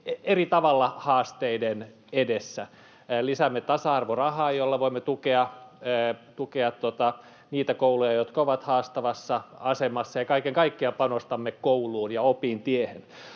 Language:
Finnish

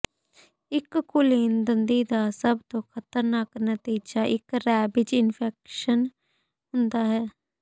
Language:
Punjabi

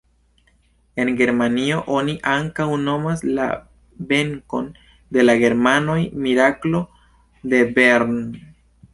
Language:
Esperanto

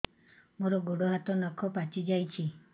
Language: Odia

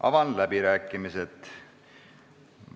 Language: Estonian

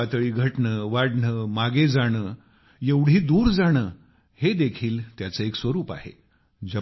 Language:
Marathi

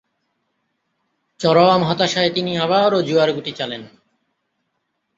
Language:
Bangla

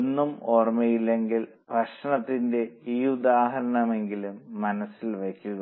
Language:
Malayalam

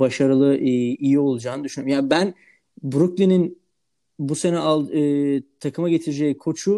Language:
Turkish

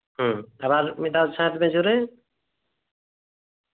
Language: Santali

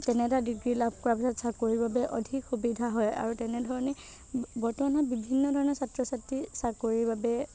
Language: Assamese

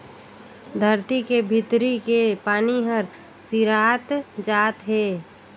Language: Chhattisgarhi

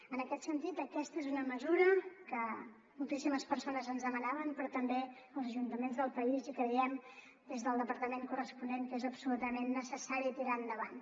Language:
Catalan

